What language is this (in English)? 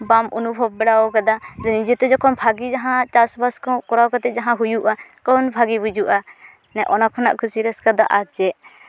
Santali